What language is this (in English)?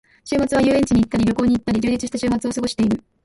Japanese